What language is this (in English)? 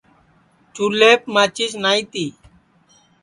Sansi